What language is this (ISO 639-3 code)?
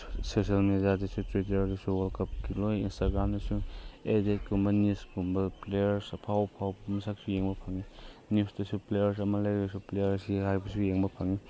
mni